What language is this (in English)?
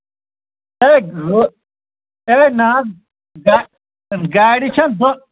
Kashmiri